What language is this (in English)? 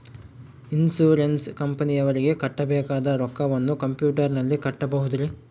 Kannada